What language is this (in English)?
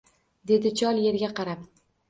Uzbek